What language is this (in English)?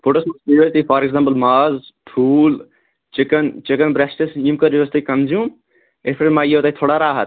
Kashmiri